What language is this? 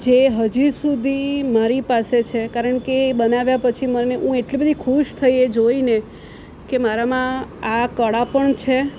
Gujarati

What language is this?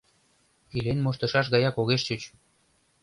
Mari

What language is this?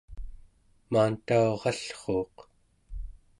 Central Yupik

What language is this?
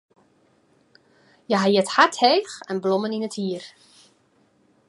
Western Frisian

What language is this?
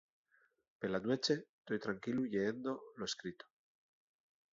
Asturian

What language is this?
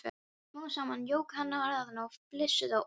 Icelandic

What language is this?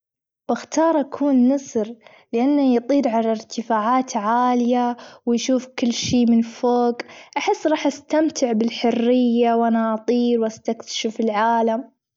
Gulf Arabic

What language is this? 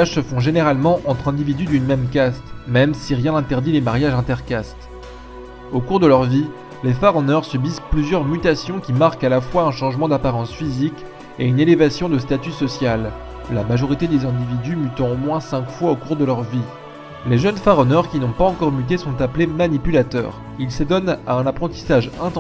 French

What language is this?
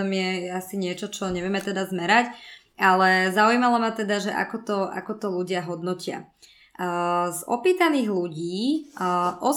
Slovak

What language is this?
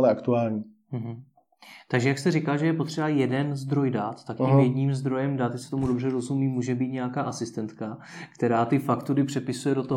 Czech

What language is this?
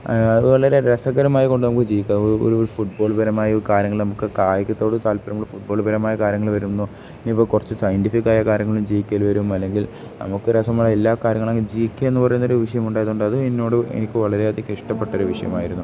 Malayalam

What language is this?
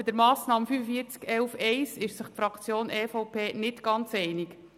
Swiss German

